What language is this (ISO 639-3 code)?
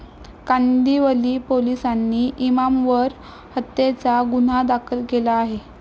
mar